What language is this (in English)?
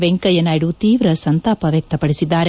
Kannada